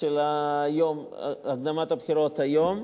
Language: Hebrew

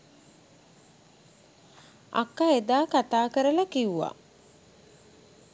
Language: Sinhala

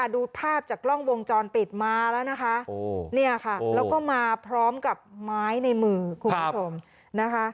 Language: Thai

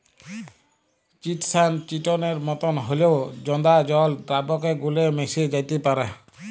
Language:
Bangla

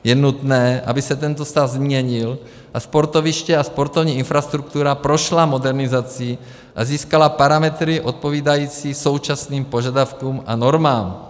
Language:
Czech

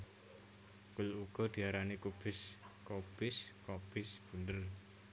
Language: Javanese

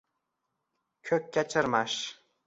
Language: Uzbek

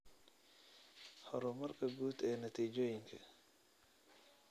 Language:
Somali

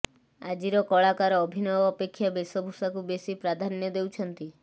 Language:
Odia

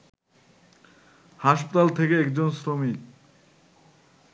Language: Bangla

